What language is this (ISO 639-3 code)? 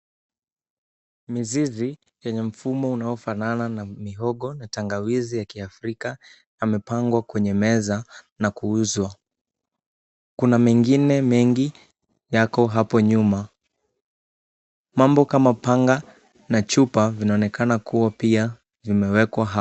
swa